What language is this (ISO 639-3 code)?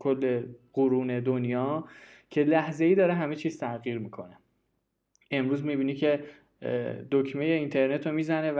fas